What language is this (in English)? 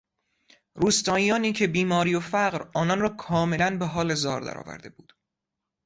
Persian